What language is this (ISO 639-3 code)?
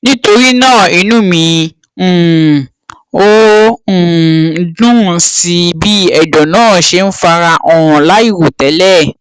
yor